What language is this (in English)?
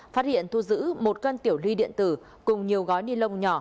Vietnamese